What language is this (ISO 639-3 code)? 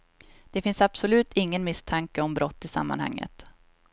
swe